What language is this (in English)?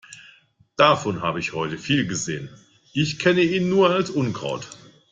German